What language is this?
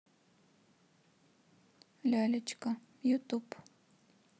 Russian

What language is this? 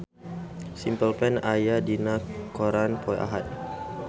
Sundanese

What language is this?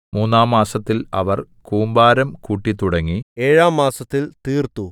Malayalam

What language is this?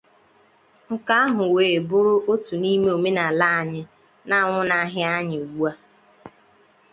Igbo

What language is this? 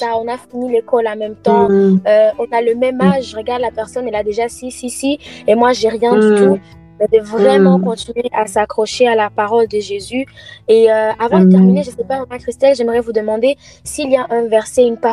French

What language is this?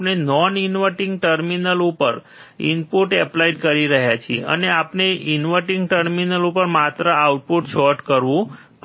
Gujarati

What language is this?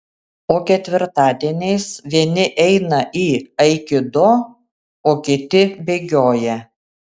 Lithuanian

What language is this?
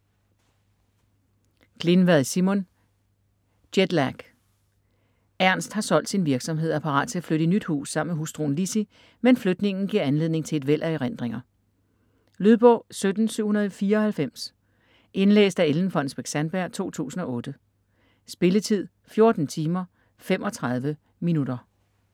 Danish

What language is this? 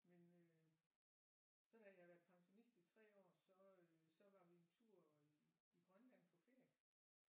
Danish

